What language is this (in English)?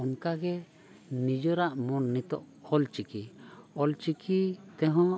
Santali